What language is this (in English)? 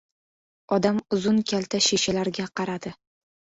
Uzbek